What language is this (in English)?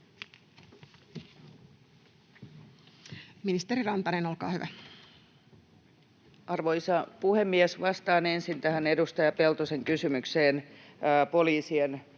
Finnish